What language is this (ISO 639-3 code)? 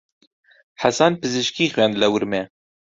ckb